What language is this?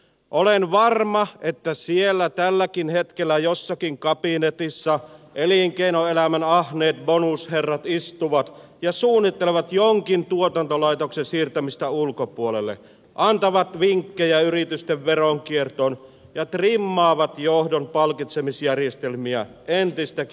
Finnish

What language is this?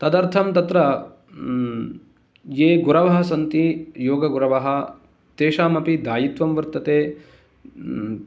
Sanskrit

